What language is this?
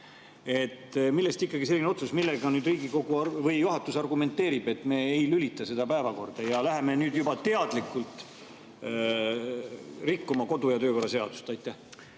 Estonian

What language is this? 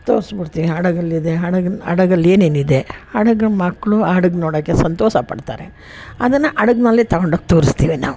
Kannada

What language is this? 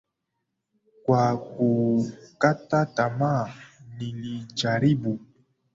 Swahili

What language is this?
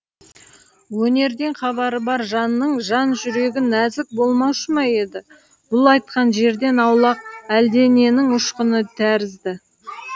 Kazakh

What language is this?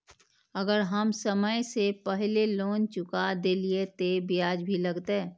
Maithili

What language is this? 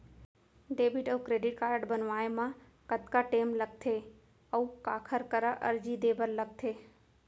Chhattisgarhi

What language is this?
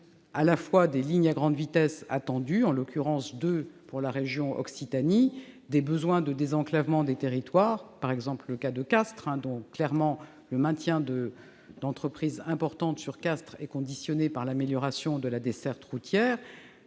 French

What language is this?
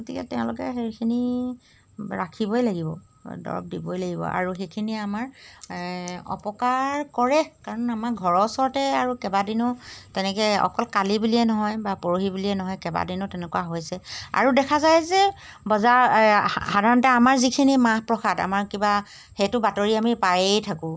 Assamese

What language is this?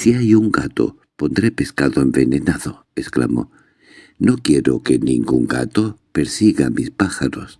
Spanish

